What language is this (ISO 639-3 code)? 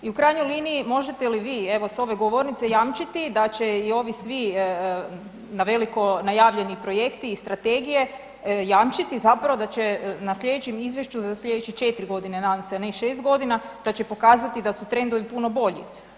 hrv